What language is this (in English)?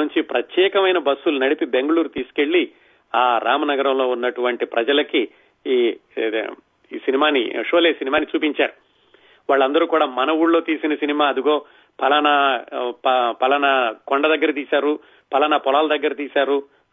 Telugu